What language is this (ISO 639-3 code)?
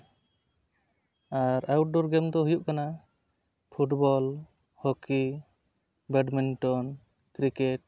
sat